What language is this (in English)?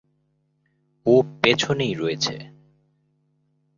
Bangla